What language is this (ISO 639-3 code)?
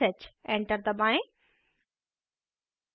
hin